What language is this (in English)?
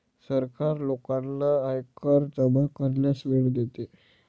Marathi